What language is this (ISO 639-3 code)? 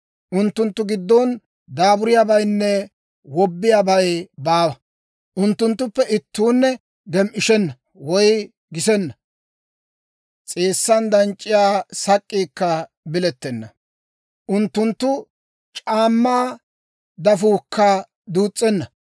dwr